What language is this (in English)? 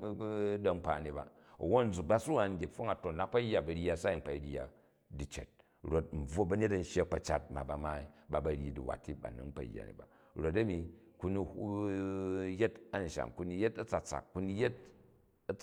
Jju